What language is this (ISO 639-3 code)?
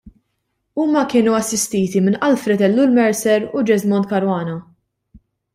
mlt